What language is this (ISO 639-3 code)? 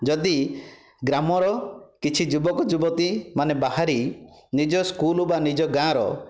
ori